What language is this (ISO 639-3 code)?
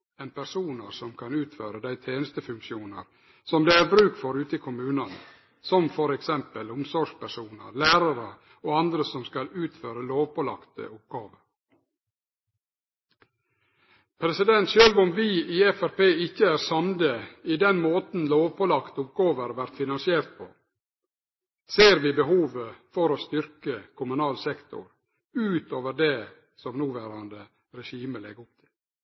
nno